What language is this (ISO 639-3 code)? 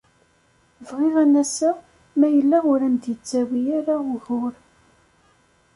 kab